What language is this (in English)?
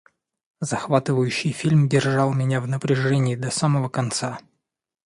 Russian